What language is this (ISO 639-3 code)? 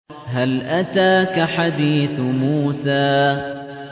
ara